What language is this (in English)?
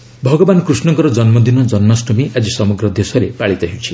Odia